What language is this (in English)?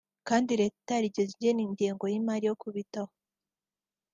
Kinyarwanda